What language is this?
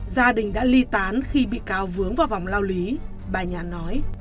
Vietnamese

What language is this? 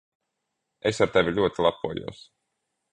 Latvian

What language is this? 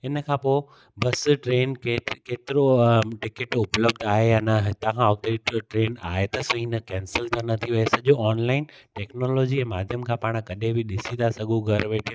Sindhi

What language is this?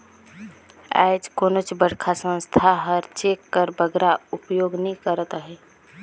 Chhattisgarhi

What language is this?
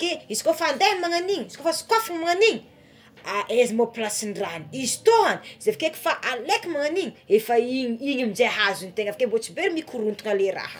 Tsimihety Malagasy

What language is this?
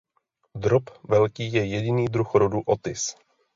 Czech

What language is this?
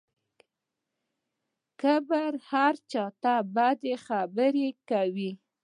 Pashto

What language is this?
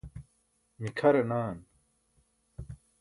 Burushaski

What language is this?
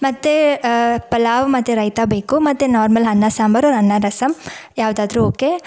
Kannada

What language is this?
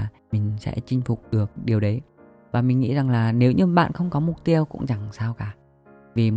Vietnamese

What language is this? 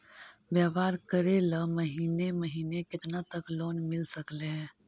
Magahi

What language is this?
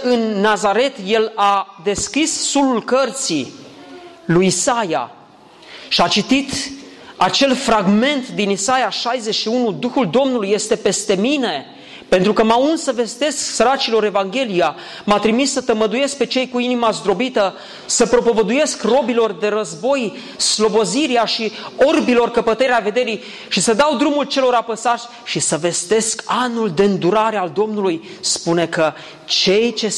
Romanian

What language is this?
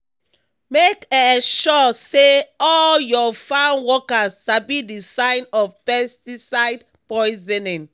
Nigerian Pidgin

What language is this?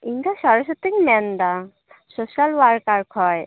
Santali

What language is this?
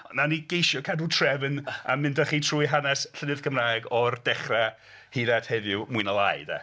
Welsh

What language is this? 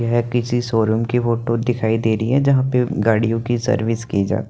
Hindi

